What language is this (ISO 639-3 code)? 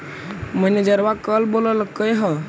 mag